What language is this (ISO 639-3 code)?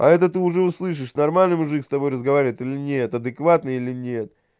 rus